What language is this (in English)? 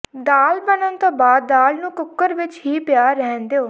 Punjabi